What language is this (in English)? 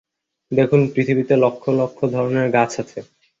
Bangla